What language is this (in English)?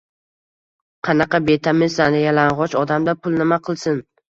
Uzbek